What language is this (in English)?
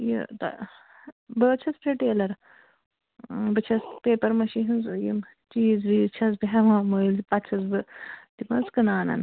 Kashmiri